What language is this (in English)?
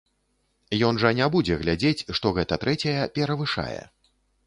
Belarusian